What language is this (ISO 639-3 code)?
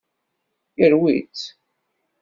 kab